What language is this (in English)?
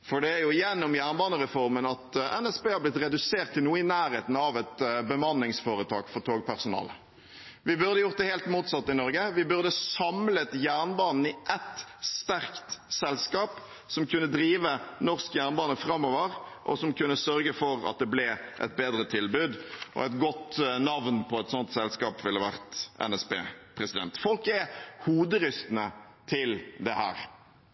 Norwegian Bokmål